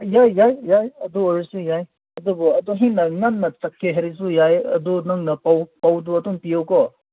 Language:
Manipuri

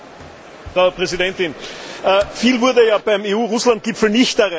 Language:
German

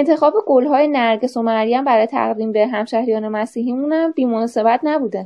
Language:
Persian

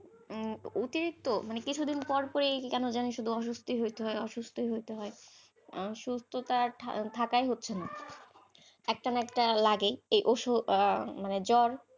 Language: Bangla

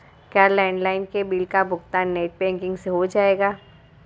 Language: Hindi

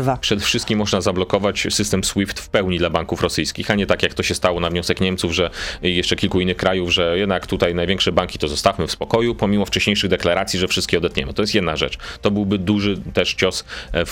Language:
Polish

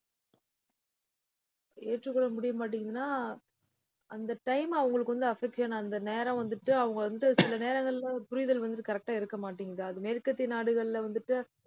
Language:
Tamil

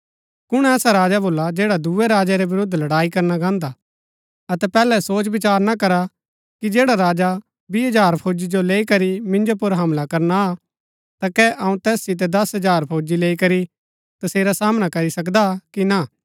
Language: Gaddi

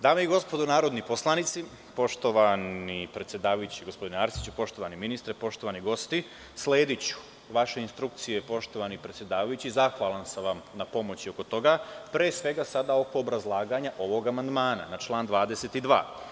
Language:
Serbian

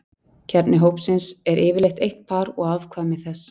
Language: Icelandic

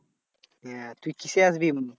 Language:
Bangla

